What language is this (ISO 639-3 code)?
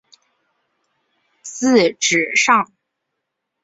zho